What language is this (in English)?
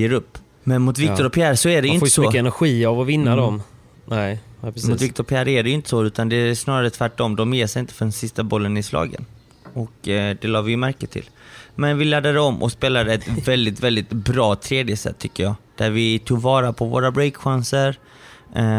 Swedish